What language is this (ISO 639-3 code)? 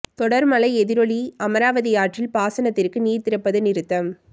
tam